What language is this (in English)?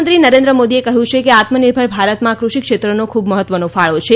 Gujarati